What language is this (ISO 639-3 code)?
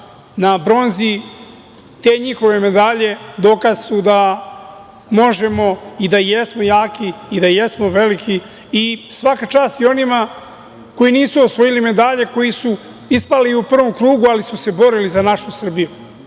srp